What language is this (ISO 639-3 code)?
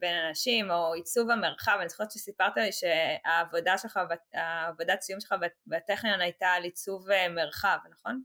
heb